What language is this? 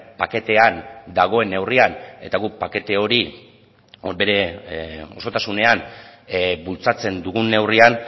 Basque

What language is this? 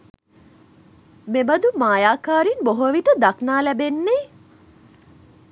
Sinhala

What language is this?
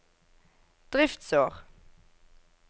Norwegian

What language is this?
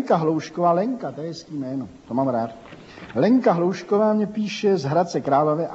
Czech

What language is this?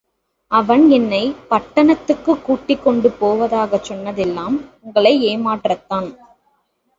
Tamil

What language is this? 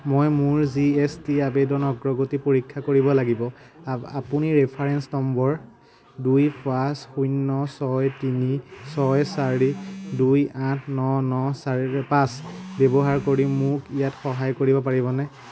Assamese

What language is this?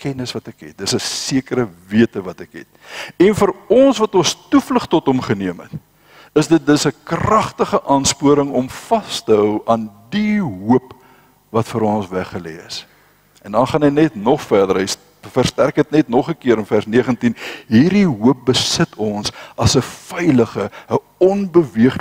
Dutch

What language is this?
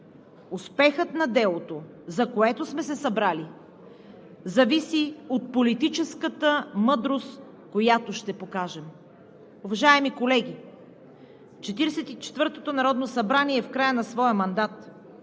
Bulgarian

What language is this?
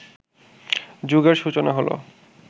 Bangla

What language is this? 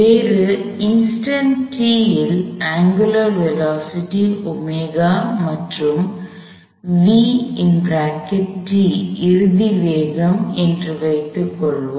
Tamil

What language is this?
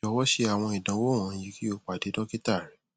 Yoruba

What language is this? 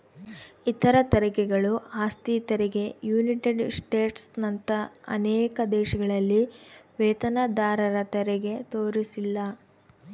Kannada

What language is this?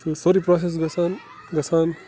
Kashmiri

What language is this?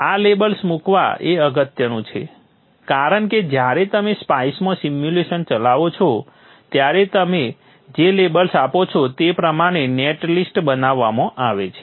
Gujarati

